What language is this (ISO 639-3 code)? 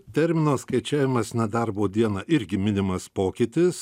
lit